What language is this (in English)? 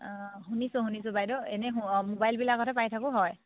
Assamese